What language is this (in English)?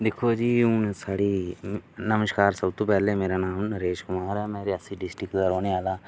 Dogri